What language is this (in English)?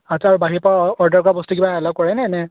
Assamese